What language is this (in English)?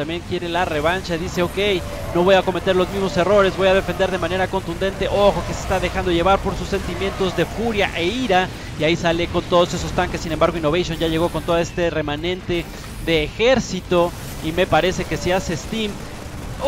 Spanish